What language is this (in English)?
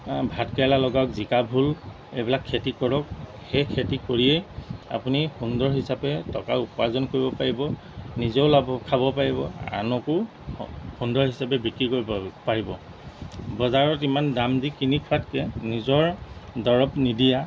Assamese